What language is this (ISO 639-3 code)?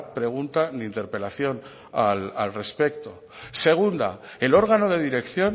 spa